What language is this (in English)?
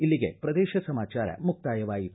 Kannada